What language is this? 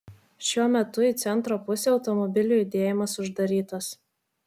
Lithuanian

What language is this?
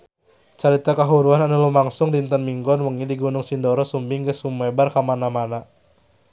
Sundanese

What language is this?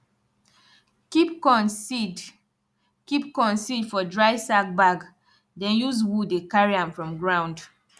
Nigerian Pidgin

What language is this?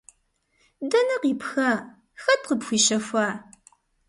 Kabardian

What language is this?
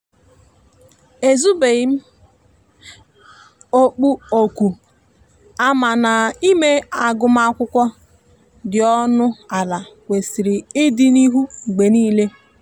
Igbo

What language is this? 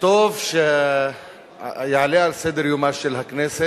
Hebrew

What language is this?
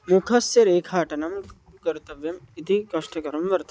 Sanskrit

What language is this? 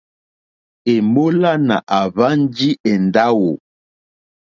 Mokpwe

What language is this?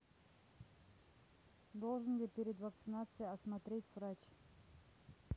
Russian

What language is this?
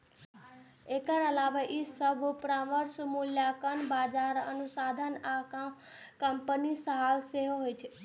Maithili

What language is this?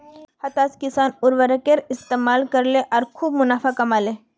Magahi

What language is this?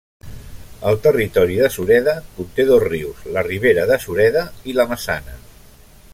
Catalan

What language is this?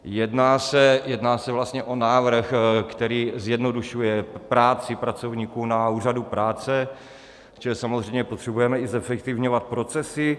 Czech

